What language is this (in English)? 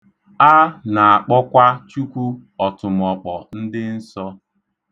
Igbo